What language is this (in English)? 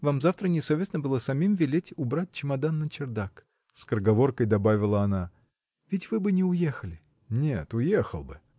Russian